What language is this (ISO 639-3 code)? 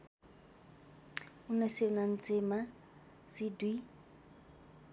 nep